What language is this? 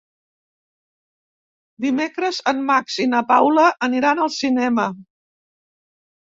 Catalan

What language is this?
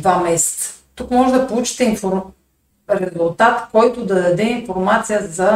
Bulgarian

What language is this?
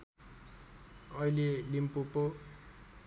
Nepali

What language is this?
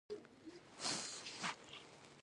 Pashto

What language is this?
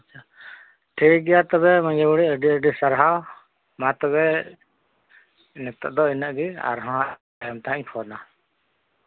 Santali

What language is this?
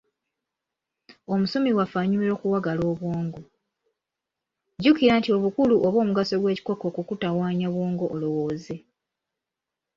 Ganda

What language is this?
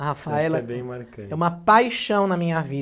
Portuguese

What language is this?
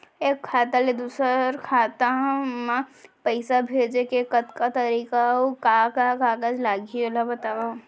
Chhattisgarhi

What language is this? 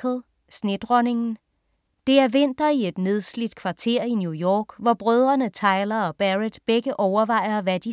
Danish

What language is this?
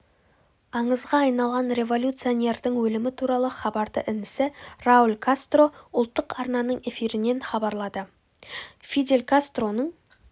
Kazakh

